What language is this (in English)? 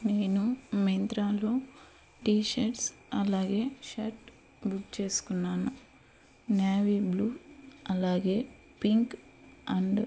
Telugu